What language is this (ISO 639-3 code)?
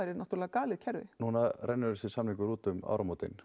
isl